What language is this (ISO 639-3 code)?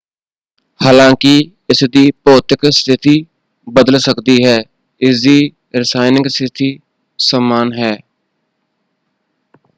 pan